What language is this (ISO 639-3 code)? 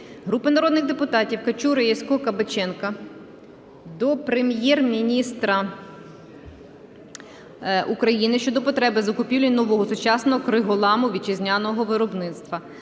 ukr